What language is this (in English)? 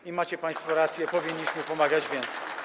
Polish